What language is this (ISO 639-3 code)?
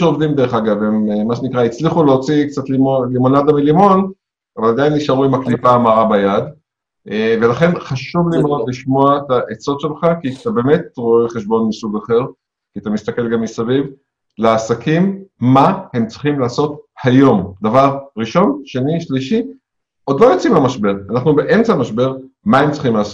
heb